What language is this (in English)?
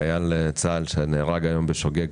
Hebrew